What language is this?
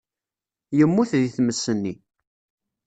Kabyle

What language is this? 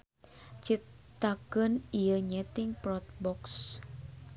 Sundanese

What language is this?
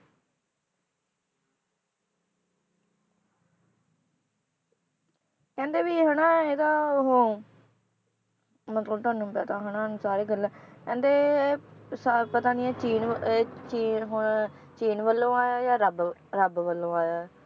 Punjabi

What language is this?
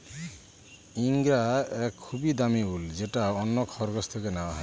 Bangla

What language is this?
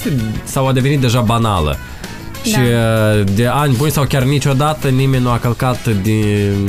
Romanian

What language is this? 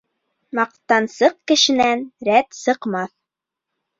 Bashkir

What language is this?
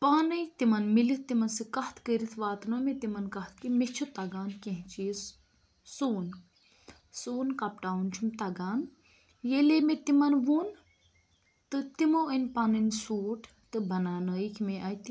Kashmiri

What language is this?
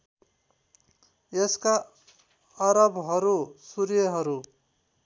Nepali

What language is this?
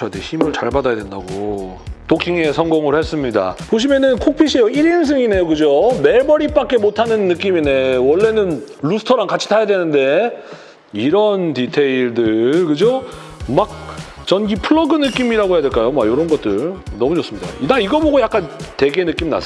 Korean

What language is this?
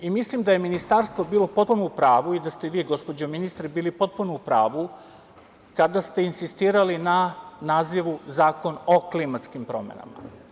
Serbian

